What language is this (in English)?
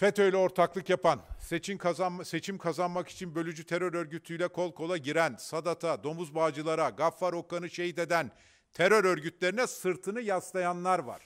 Turkish